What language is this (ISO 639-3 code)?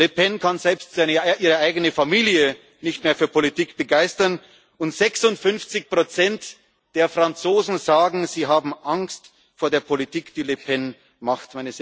deu